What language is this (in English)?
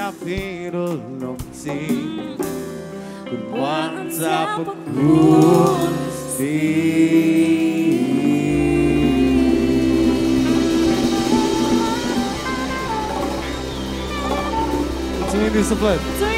Romanian